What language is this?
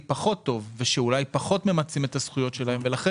Hebrew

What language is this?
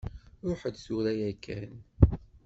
Kabyle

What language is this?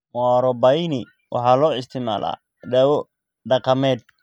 Somali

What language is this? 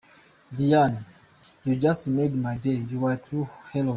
Kinyarwanda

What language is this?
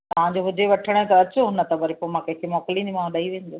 Sindhi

